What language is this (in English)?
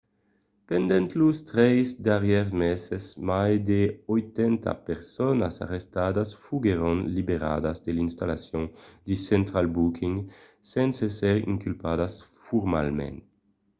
Occitan